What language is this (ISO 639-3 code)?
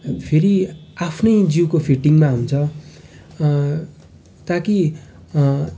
nep